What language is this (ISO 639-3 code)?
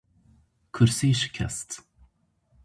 kur